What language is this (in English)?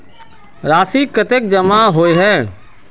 Magahi